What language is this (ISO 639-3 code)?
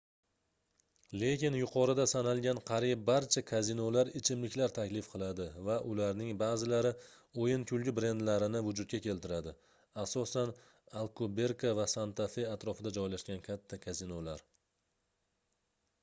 uzb